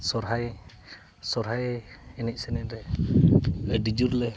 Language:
Santali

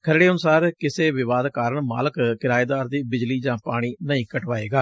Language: Punjabi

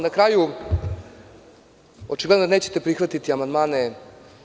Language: Serbian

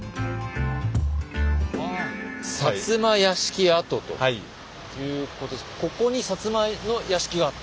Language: Japanese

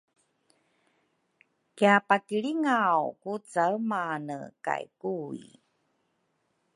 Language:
Rukai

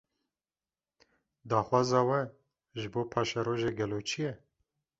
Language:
Kurdish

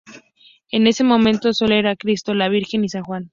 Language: Spanish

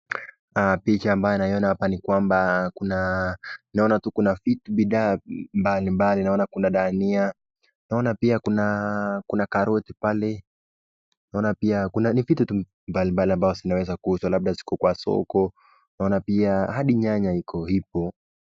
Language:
Swahili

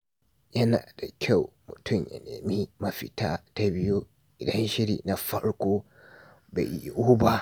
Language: Hausa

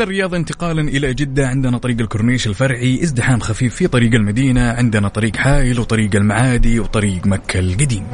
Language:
Arabic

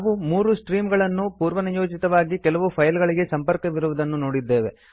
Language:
Kannada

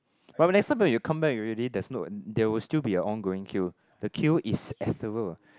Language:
English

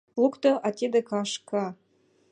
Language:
Mari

